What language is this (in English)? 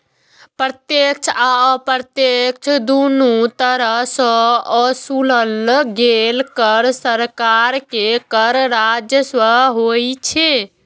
Maithili